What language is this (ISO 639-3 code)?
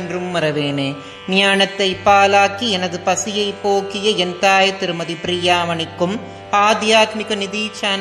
tam